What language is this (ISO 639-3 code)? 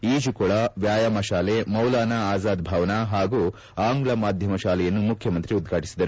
kan